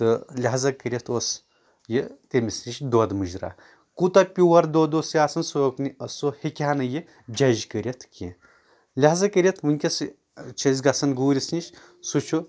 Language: Kashmiri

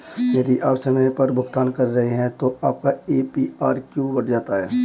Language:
Hindi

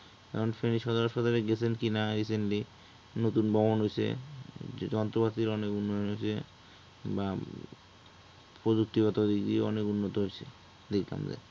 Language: Bangla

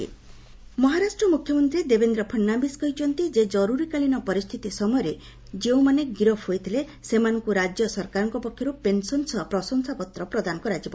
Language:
Odia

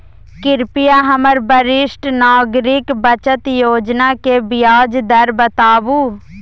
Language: Maithili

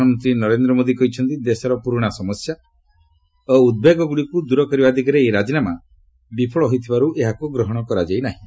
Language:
Odia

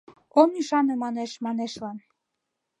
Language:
Mari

